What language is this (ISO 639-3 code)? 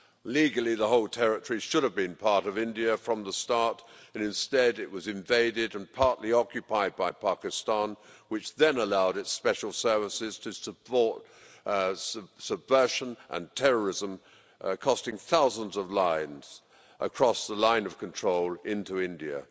eng